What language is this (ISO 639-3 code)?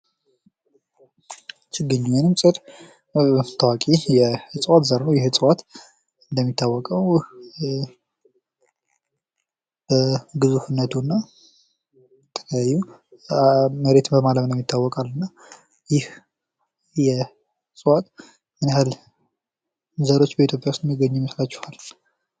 amh